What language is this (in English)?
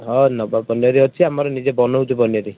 Odia